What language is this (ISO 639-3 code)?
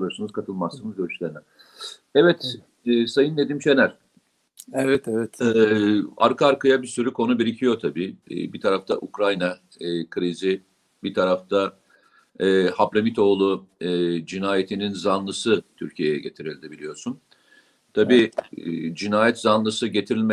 tur